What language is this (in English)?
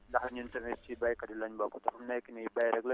Wolof